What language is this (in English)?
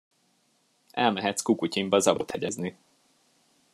Hungarian